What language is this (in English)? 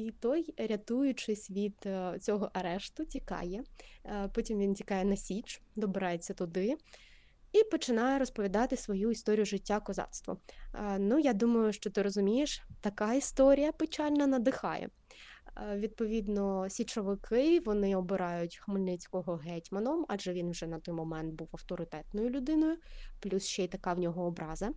Ukrainian